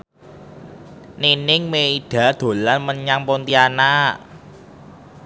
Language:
Javanese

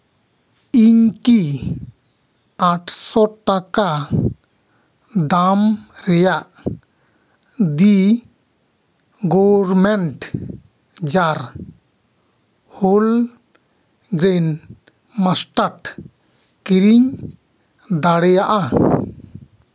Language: Santali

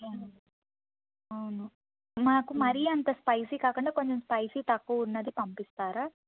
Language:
Telugu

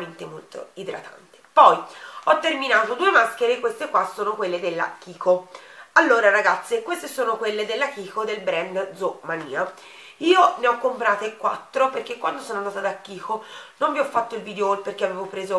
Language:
Italian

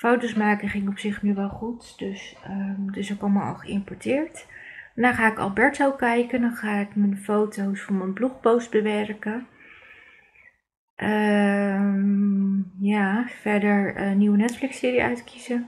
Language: Dutch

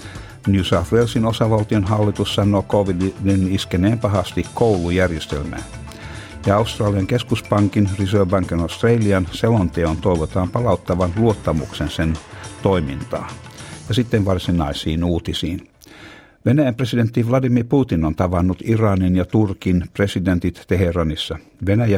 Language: Finnish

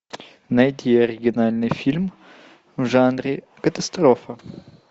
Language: Russian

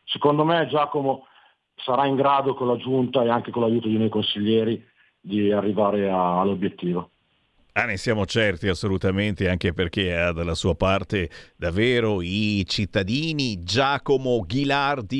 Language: Italian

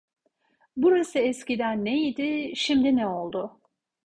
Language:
Turkish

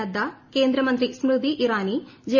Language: Malayalam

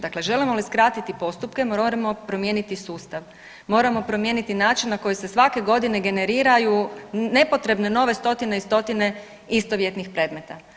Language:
Croatian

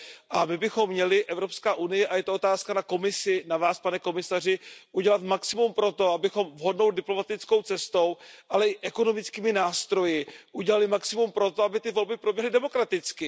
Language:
Czech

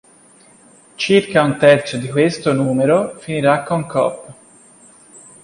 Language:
Italian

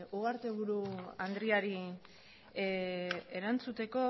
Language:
Basque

